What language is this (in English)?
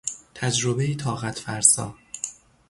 Persian